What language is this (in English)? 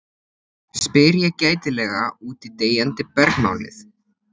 Icelandic